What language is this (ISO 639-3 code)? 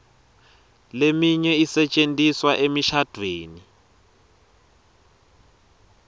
ssw